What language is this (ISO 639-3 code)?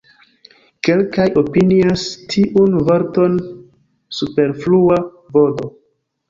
epo